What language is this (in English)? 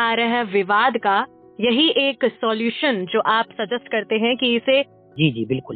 Hindi